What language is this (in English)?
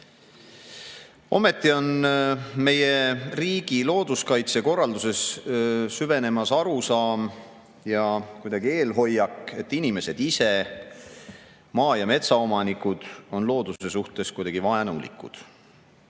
Estonian